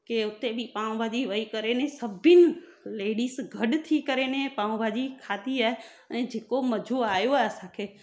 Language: Sindhi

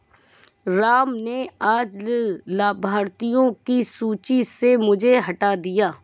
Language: Hindi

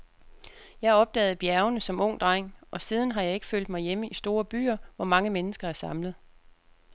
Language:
Danish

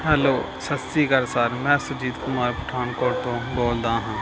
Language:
Punjabi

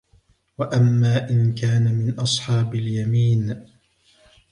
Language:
Arabic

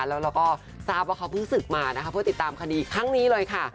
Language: Thai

